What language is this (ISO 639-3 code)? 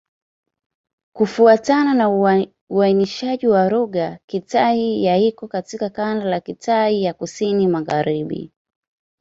swa